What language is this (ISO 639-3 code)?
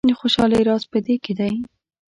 pus